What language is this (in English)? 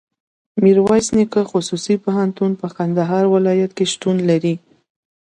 Pashto